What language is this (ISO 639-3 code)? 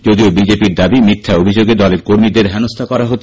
ben